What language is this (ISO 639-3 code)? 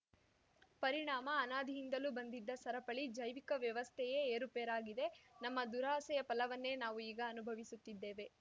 kan